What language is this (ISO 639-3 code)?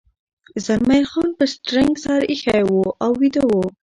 pus